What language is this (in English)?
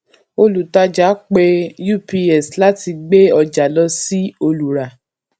Yoruba